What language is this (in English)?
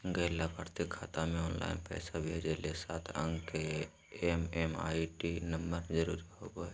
Magahi